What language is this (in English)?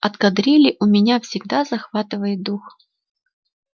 Russian